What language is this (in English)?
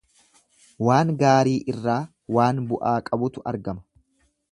Oromo